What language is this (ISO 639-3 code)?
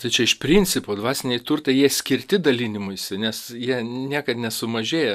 lit